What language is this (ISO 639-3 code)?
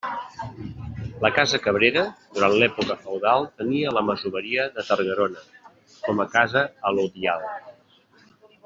cat